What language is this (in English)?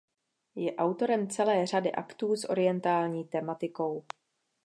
Czech